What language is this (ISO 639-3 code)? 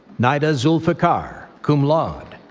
eng